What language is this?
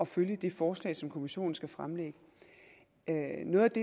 Danish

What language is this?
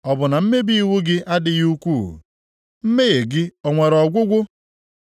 Igbo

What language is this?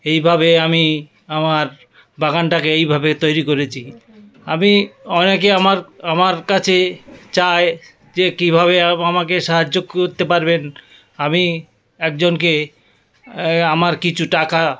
Bangla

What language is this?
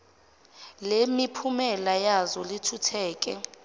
Zulu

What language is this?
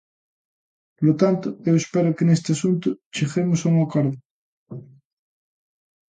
Galician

